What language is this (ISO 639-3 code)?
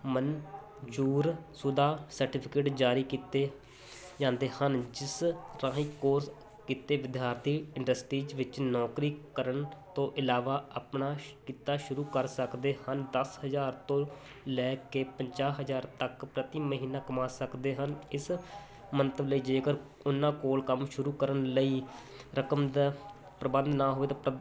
pan